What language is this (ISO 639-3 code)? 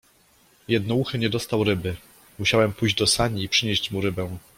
pol